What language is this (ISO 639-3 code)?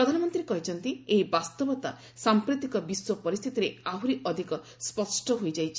ori